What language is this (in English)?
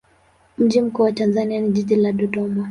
Swahili